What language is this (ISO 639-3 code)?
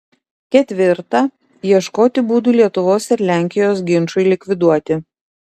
lit